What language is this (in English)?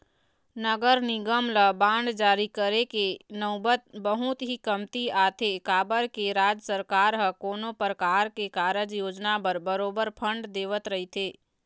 Chhattisgarhi